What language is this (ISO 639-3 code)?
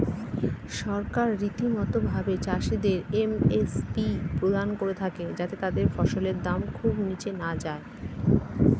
ben